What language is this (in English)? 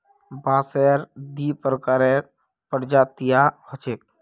Magahi